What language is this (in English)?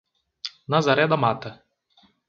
Portuguese